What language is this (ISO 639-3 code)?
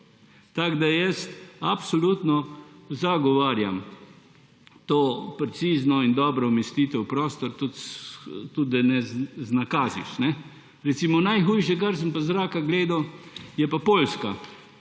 slv